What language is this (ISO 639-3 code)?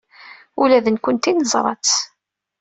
kab